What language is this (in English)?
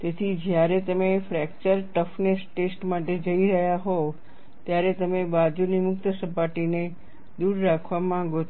Gujarati